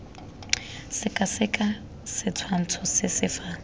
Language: Tswana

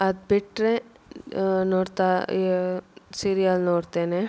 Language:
Kannada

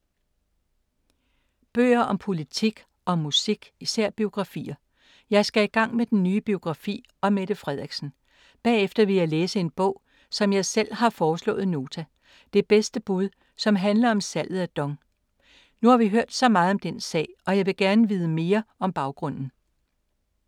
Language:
Danish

